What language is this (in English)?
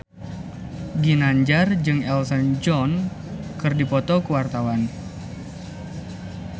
Sundanese